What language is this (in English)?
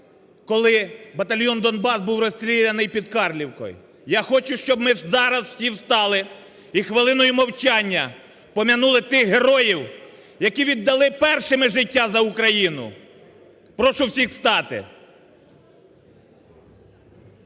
Ukrainian